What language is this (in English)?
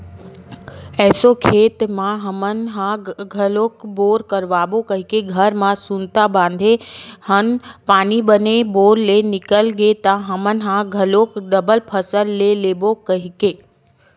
Chhattisgarhi